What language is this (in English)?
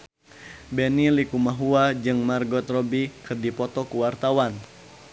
Sundanese